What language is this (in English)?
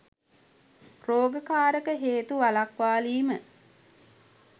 Sinhala